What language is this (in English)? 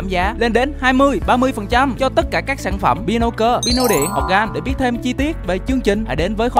Vietnamese